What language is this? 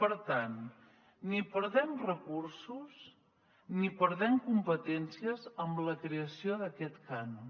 Catalan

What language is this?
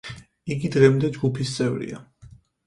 Georgian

